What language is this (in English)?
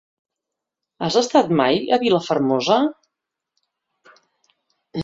Catalan